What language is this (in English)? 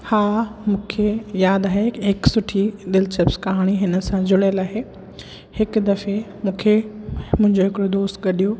Sindhi